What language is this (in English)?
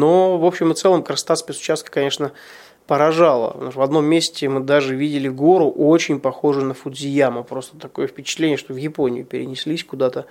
Russian